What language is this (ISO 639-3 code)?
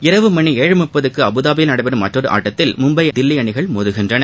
tam